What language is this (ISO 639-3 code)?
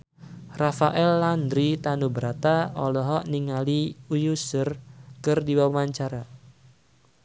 sun